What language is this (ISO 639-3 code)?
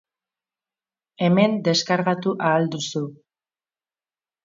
eus